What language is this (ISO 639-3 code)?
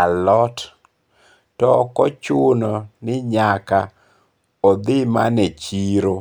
luo